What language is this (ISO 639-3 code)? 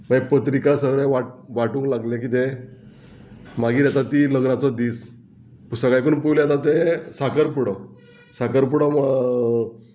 kok